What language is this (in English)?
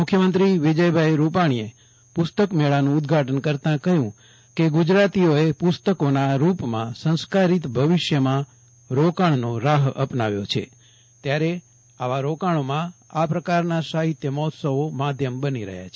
Gujarati